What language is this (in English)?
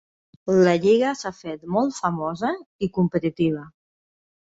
Catalan